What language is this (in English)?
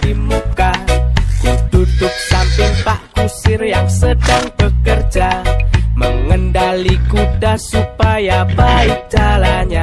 Indonesian